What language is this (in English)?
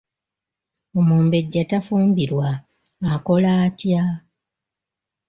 Ganda